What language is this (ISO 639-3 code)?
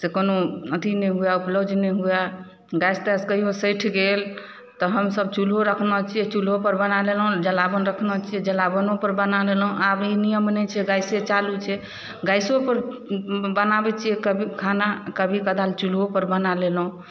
mai